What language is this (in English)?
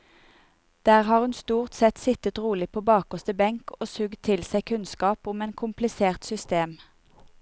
Norwegian